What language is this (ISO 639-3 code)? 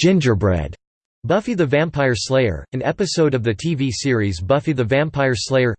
eng